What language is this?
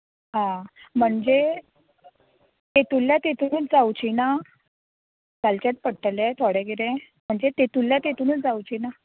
Konkani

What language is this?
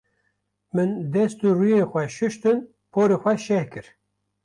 Kurdish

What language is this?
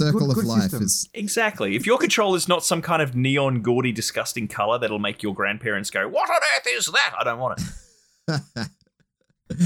English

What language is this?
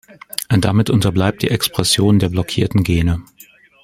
German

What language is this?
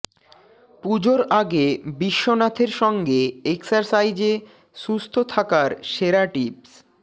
Bangla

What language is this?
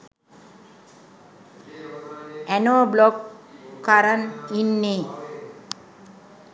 Sinhala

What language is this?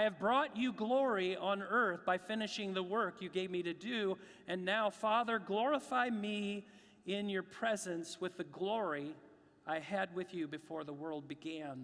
English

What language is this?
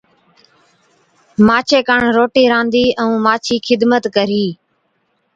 Od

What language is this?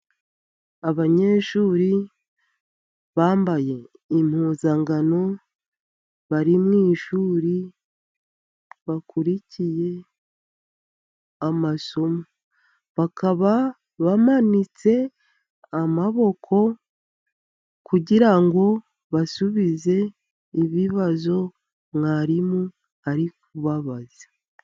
Kinyarwanda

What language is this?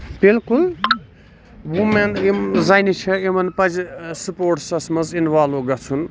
Kashmiri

